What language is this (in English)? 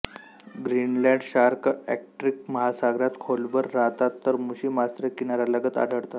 Marathi